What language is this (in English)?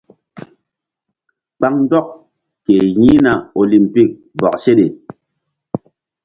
Mbum